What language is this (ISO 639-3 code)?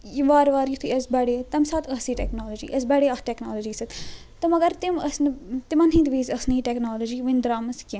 kas